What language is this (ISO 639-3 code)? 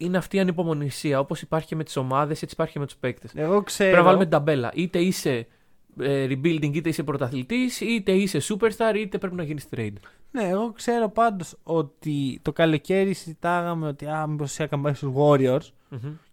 ell